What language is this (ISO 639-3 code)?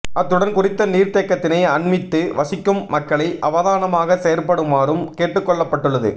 tam